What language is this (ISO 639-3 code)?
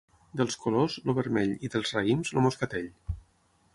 cat